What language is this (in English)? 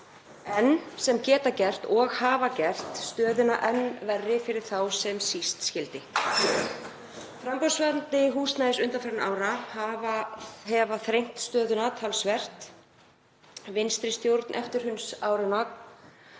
Icelandic